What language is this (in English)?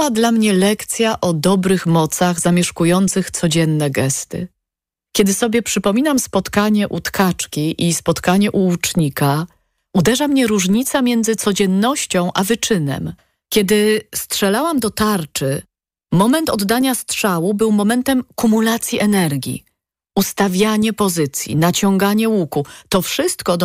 Polish